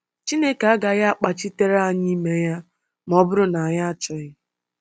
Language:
Igbo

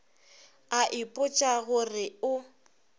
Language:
Northern Sotho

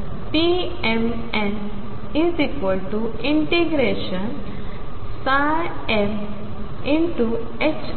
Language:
Marathi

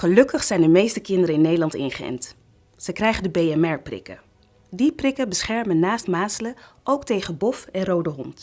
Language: Dutch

